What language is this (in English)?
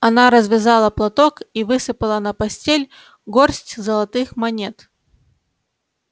Russian